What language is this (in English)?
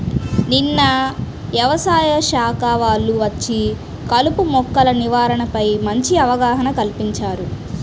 Telugu